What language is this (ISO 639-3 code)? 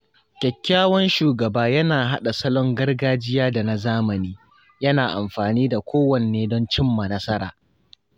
hau